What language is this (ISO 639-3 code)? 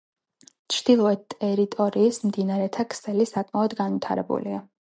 kat